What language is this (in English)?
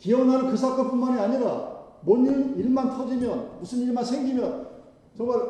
Korean